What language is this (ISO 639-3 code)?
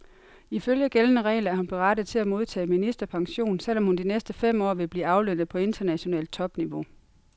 dan